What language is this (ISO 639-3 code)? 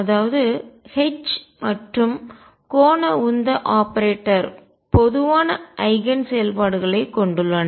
tam